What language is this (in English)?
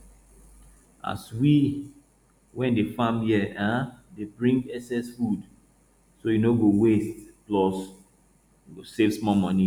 Nigerian Pidgin